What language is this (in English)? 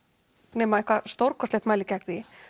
Icelandic